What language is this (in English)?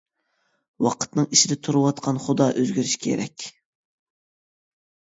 Uyghur